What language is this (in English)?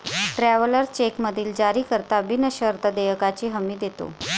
Marathi